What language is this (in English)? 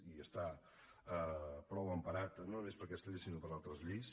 Catalan